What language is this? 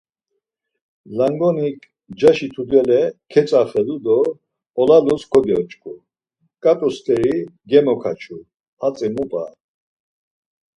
Laz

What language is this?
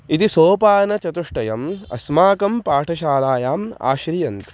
Sanskrit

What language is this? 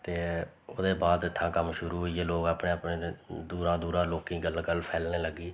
Dogri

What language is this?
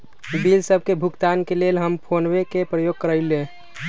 Magahi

